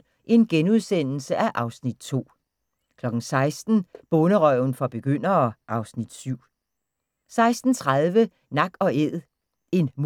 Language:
Danish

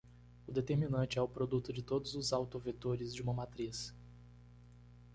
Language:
Portuguese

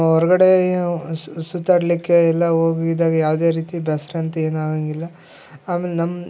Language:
Kannada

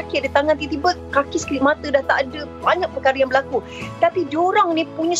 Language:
Malay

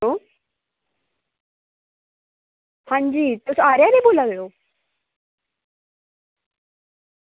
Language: Dogri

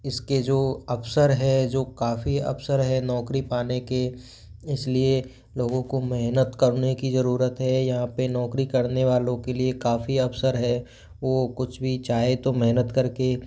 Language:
Hindi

